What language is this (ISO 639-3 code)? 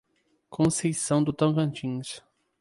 por